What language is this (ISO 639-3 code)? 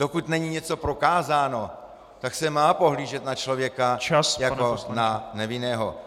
ces